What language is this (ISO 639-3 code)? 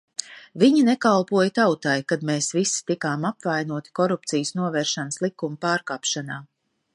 lav